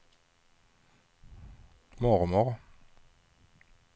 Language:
Swedish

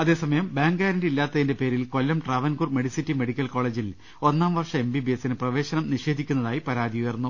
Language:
Malayalam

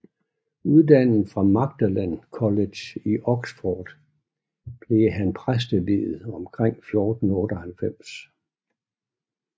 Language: Danish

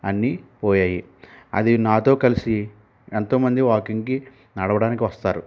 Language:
Telugu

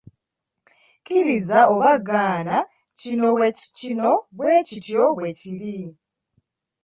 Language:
Ganda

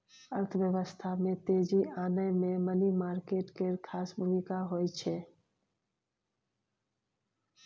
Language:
Maithili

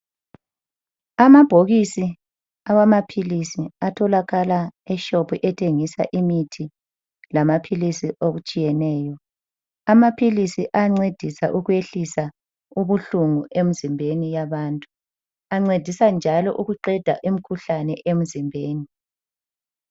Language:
North Ndebele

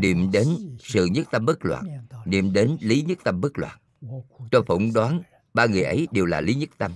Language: Vietnamese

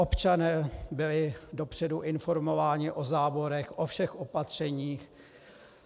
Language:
Czech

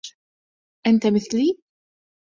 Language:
Arabic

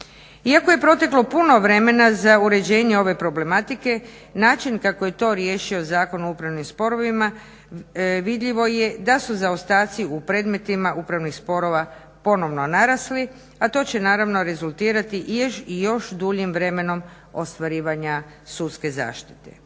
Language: Croatian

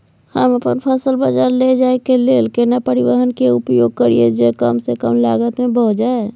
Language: Maithili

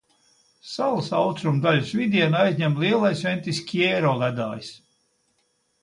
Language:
Latvian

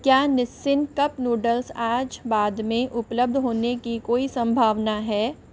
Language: Hindi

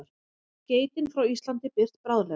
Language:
Icelandic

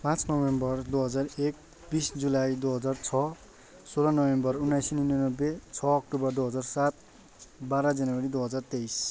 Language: Nepali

